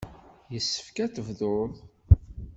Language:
Kabyle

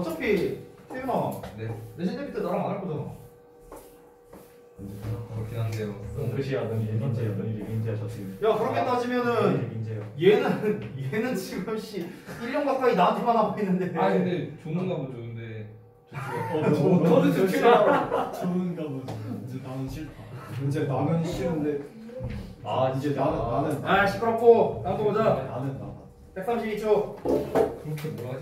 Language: Korean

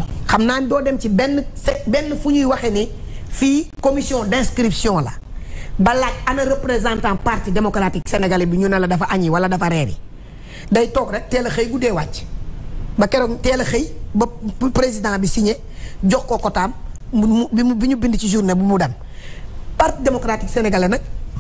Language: French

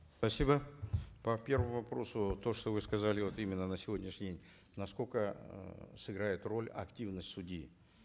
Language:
Kazakh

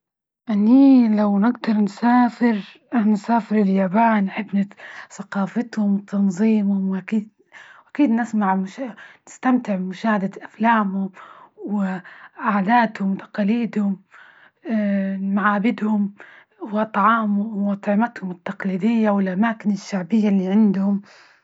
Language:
Libyan Arabic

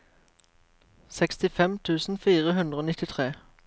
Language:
Norwegian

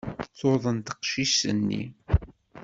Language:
Kabyle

